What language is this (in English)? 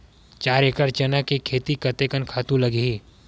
Chhattisgarhi